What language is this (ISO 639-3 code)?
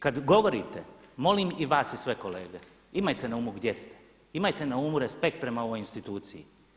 hrv